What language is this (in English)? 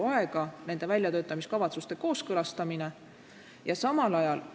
Estonian